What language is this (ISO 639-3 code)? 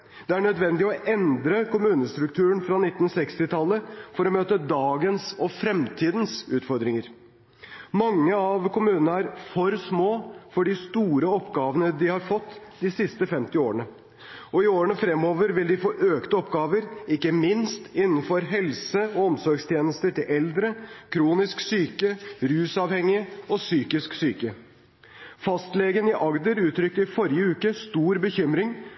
nob